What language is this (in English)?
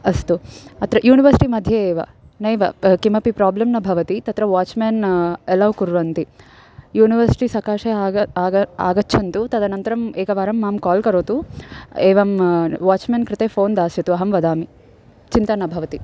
Sanskrit